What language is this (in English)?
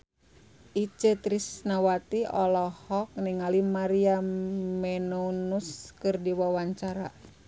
Sundanese